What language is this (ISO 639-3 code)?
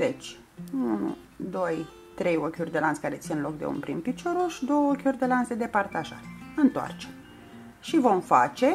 ron